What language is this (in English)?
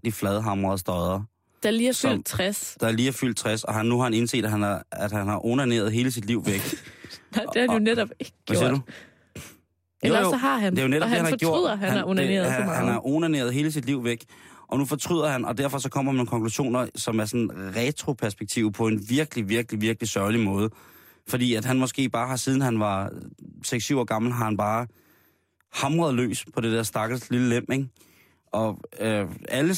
Danish